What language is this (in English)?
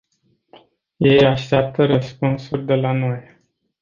Romanian